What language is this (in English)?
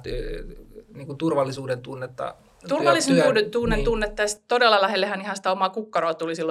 Finnish